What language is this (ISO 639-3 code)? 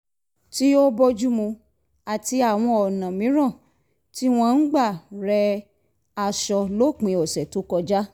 yor